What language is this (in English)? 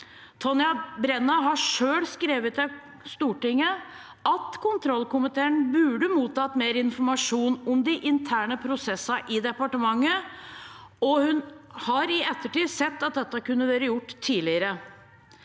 Norwegian